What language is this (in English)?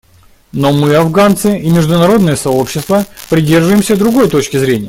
Russian